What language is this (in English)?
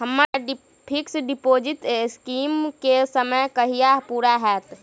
Maithili